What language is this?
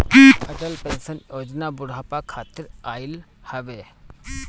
Bhojpuri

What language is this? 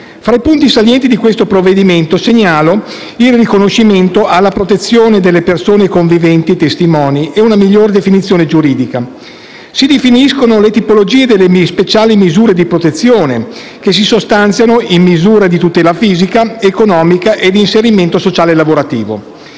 Italian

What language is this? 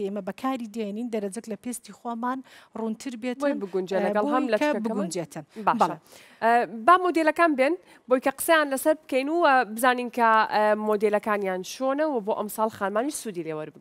Arabic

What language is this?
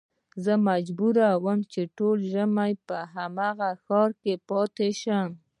Pashto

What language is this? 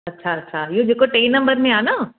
Sindhi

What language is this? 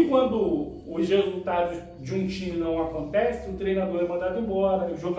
Portuguese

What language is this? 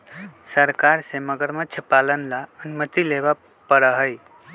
Magahi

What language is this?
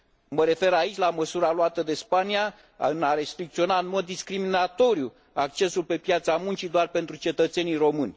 Romanian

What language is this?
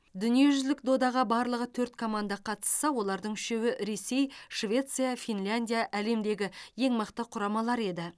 Kazakh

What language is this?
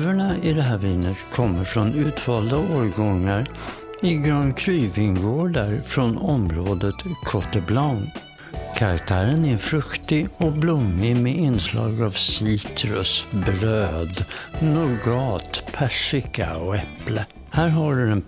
Swedish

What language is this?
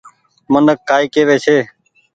Goaria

